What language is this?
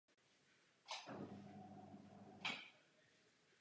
Czech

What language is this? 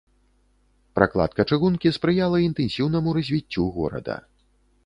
Belarusian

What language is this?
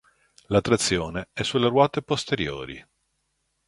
Italian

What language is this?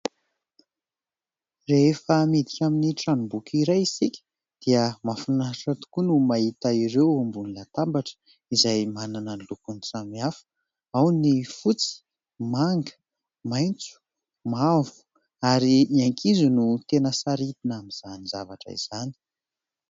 Malagasy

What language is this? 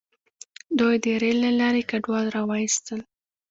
Pashto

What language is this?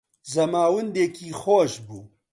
Central Kurdish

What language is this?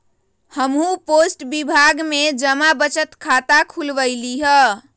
Magahi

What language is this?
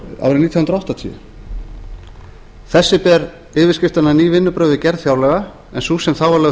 Icelandic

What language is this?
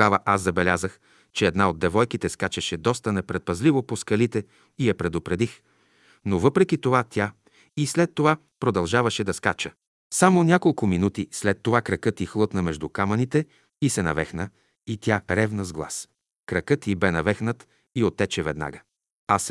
Bulgarian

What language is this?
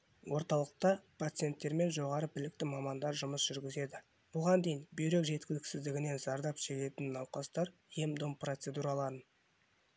Kazakh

